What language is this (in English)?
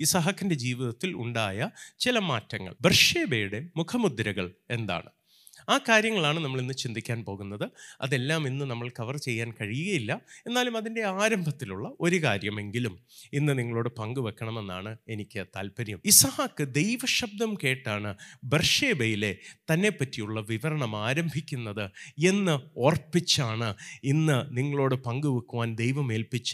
Malayalam